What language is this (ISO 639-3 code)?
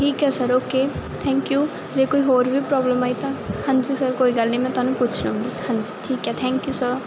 pan